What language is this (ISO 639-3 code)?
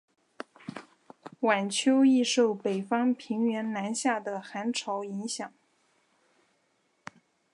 zho